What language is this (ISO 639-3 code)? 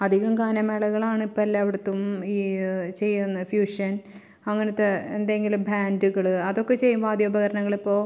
mal